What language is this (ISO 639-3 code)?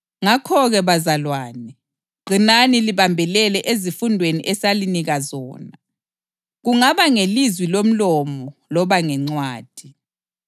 nde